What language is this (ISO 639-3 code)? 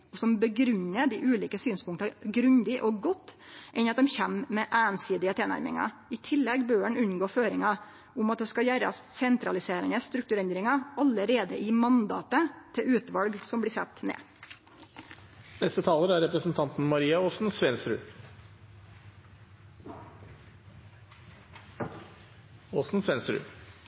nno